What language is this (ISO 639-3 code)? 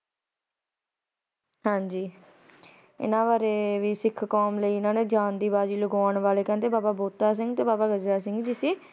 pan